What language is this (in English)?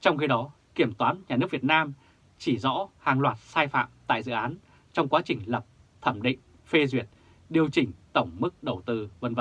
Vietnamese